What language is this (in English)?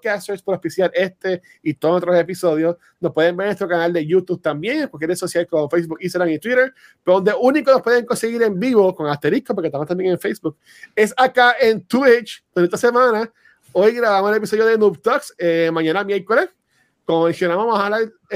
Spanish